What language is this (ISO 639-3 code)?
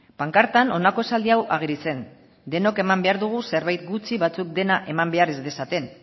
eus